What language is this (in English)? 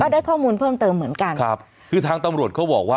Thai